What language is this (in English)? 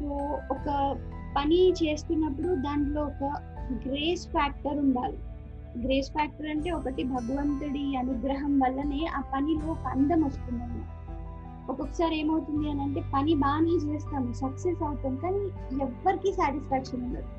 Telugu